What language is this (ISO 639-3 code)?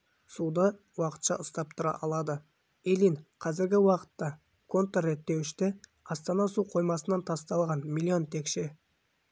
kaz